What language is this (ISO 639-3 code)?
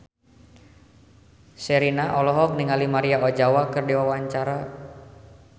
sun